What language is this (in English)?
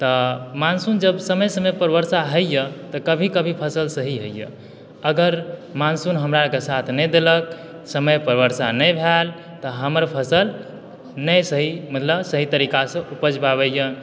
Maithili